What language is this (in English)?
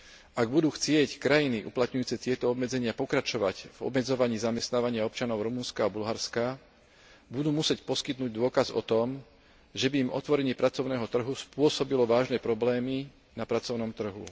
Slovak